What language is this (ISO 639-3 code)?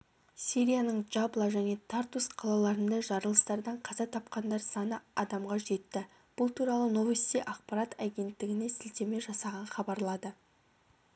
kaz